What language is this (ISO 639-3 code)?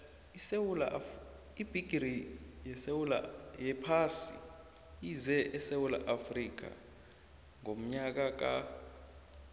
nbl